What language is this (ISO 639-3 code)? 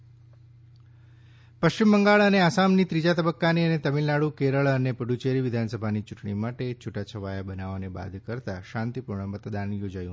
guj